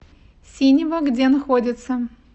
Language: Russian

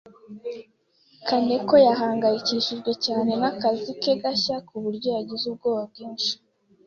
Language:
Kinyarwanda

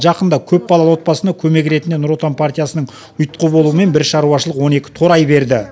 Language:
Kazakh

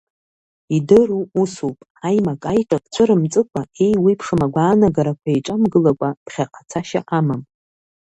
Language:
Abkhazian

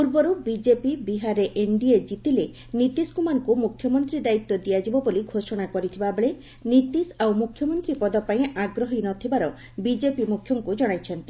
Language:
Odia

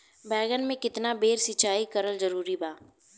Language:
Bhojpuri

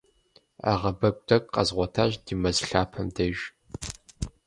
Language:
Kabardian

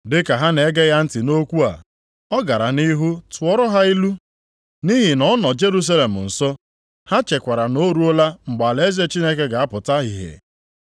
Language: Igbo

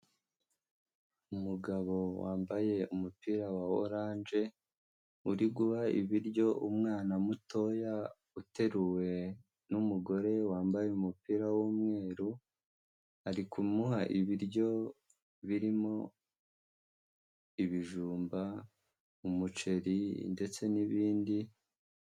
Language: Kinyarwanda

